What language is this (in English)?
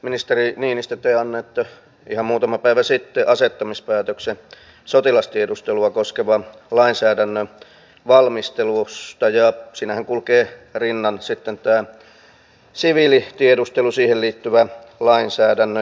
Finnish